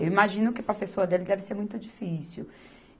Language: Portuguese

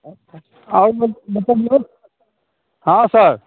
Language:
Maithili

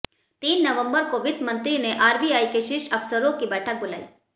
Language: Hindi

